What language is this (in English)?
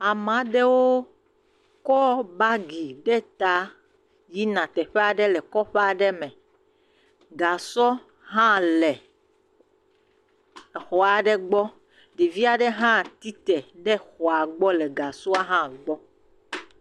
Ewe